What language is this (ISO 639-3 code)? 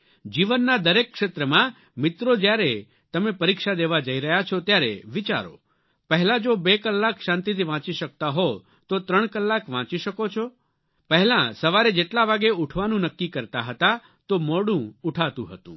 guj